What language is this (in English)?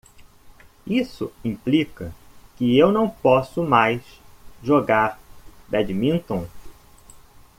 Portuguese